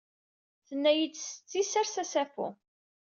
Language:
Kabyle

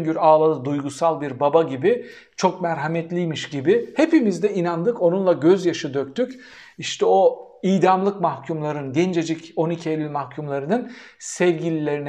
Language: Turkish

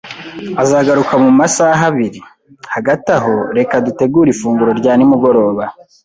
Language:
Kinyarwanda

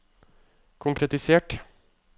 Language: Norwegian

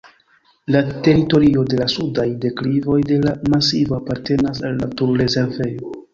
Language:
Esperanto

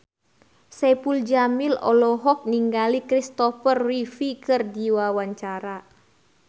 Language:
Sundanese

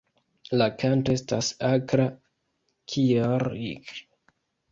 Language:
Esperanto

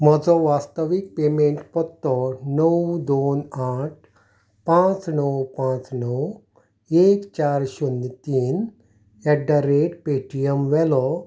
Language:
Konkani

